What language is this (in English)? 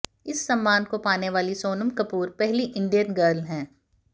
Hindi